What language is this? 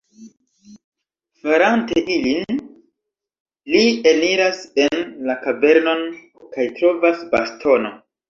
Esperanto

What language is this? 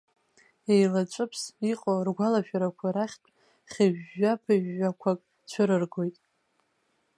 Abkhazian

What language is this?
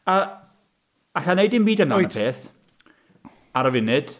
Welsh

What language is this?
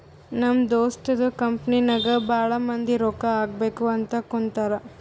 Kannada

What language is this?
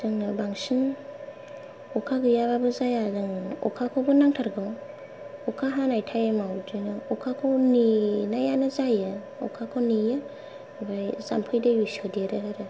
Bodo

